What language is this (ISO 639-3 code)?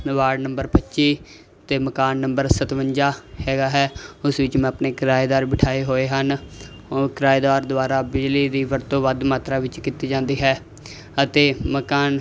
pan